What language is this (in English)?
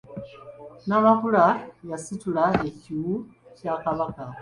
Ganda